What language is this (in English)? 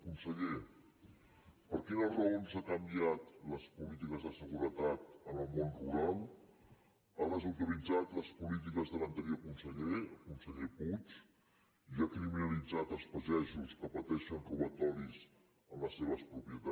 Catalan